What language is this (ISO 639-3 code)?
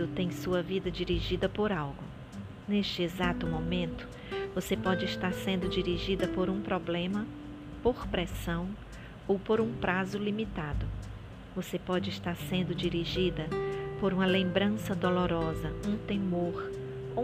por